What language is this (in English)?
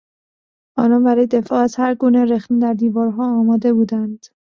Persian